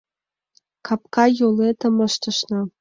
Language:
Mari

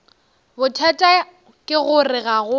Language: Northern Sotho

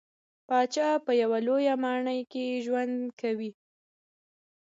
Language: Pashto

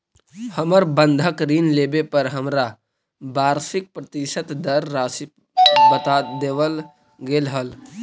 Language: Magahi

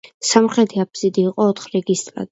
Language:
Georgian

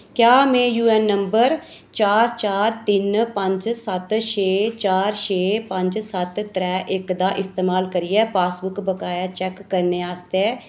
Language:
Dogri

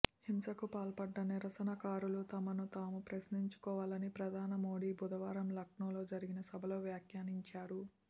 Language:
Telugu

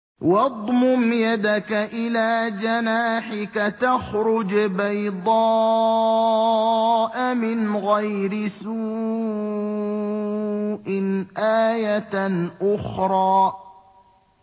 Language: Arabic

